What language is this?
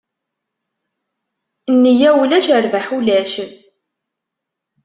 Kabyle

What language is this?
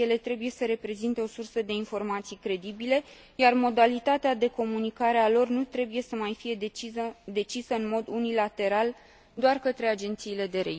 Romanian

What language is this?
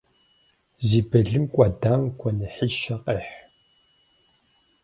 Kabardian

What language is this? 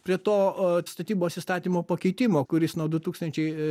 Lithuanian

